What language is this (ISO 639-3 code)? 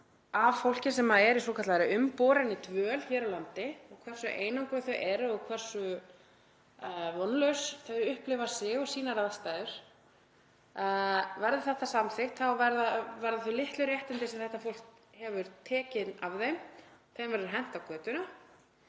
isl